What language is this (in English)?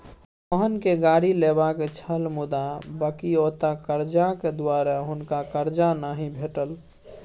Maithili